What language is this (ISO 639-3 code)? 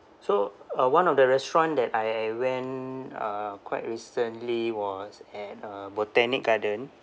eng